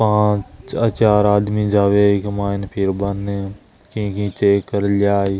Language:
Marwari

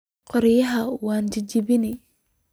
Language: Somali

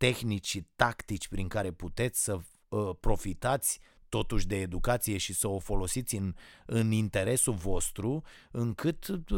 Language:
Romanian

